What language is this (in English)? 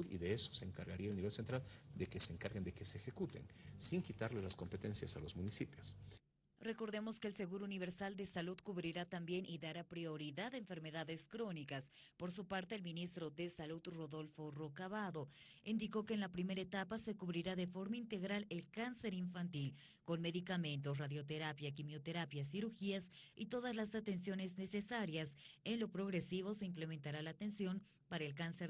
Spanish